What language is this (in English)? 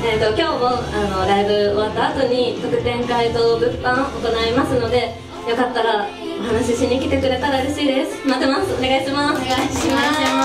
Japanese